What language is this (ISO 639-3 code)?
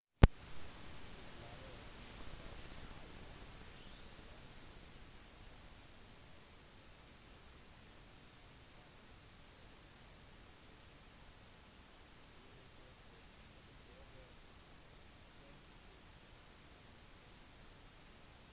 nob